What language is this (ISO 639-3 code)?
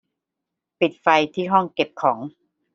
tha